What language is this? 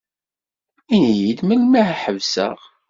Kabyle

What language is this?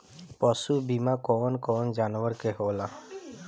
Bhojpuri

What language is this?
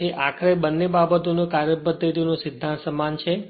Gujarati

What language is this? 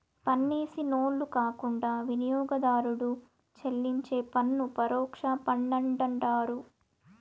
Telugu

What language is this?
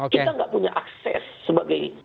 Indonesian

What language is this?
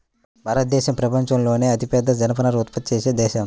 Telugu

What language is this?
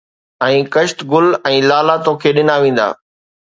Sindhi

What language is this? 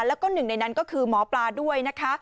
Thai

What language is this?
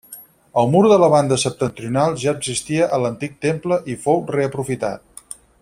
Catalan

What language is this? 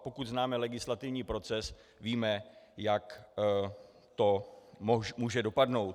Czech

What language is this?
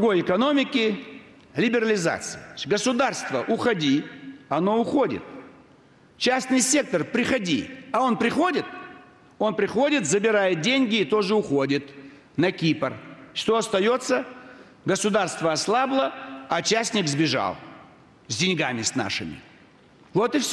Russian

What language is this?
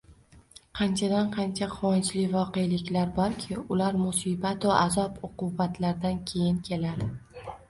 Uzbek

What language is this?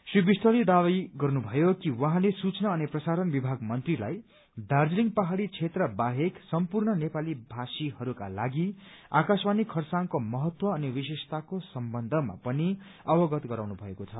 Nepali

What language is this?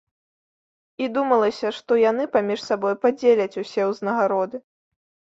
Belarusian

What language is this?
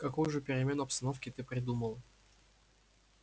Russian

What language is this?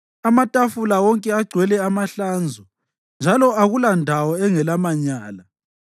North Ndebele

